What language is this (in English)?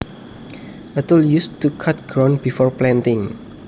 Javanese